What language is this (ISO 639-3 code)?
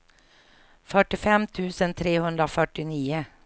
swe